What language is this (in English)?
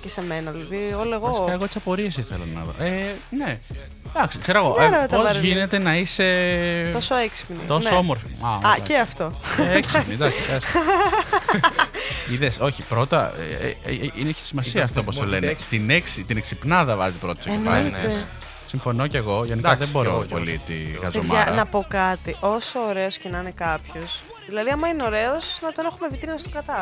Greek